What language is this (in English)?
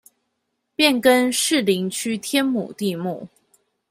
Chinese